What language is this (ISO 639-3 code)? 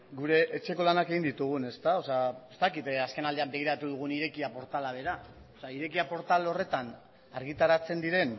eus